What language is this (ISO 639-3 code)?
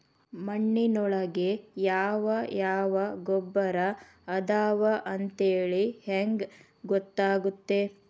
kan